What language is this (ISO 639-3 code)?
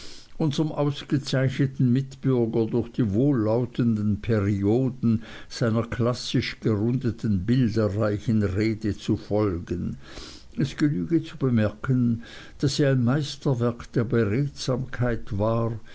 deu